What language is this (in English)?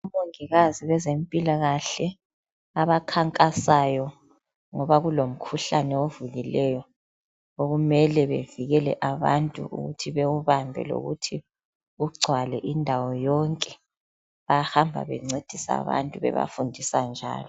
North Ndebele